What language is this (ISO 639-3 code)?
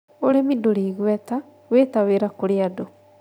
kik